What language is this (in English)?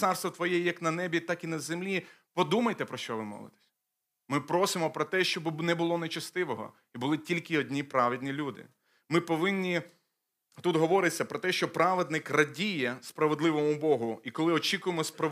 Ukrainian